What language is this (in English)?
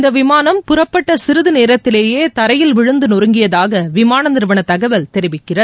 Tamil